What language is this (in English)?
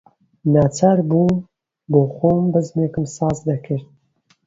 Central Kurdish